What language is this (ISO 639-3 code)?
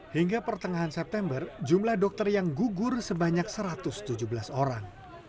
ind